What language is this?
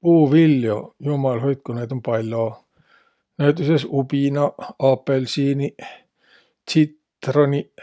Võro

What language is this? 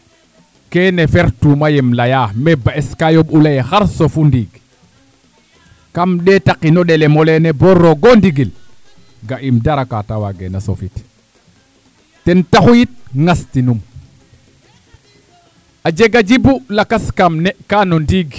Serer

